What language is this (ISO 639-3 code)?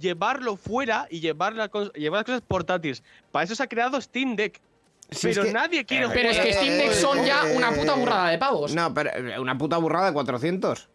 spa